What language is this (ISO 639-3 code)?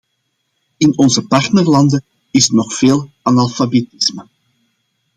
nld